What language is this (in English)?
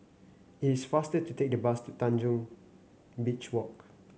English